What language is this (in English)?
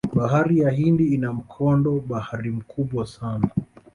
Swahili